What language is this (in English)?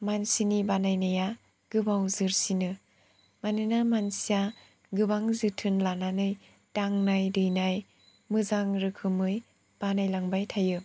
Bodo